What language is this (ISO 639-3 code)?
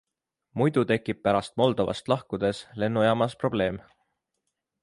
est